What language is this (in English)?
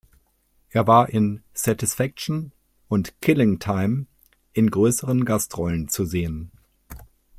German